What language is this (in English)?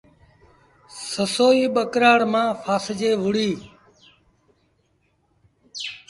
Sindhi Bhil